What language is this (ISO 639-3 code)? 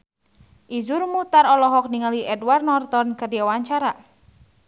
sun